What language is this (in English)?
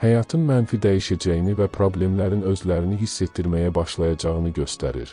Turkish